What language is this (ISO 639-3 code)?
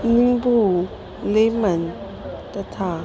san